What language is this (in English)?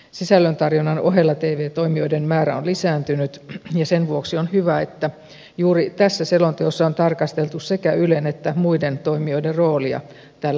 Finnish